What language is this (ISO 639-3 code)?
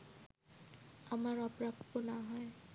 ben